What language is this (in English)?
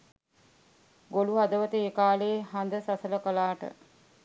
Sinhala